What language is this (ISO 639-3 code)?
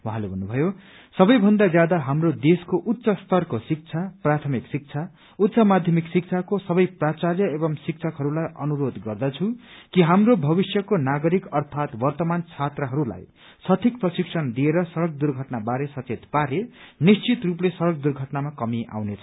nep